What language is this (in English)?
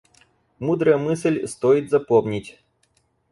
Russian